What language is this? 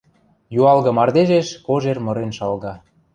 Western Mari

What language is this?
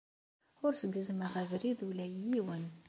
Kabyle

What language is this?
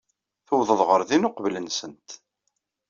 Kabyle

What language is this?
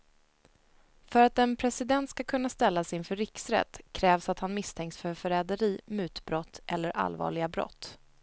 Swedish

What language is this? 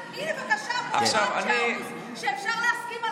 Hebrew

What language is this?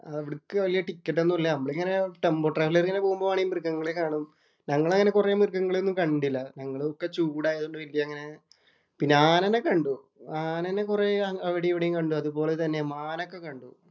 Malayalam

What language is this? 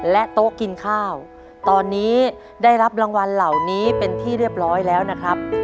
Thai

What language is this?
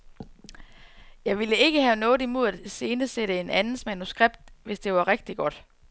Danish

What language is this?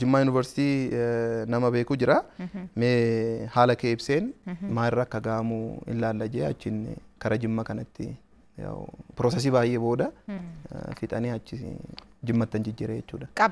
Arabic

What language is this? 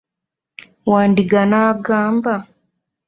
Ganda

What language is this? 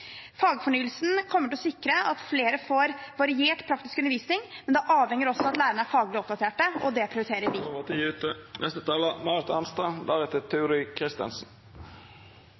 Norwegian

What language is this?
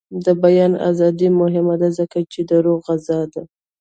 Pashto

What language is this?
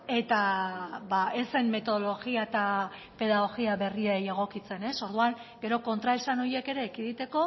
Basque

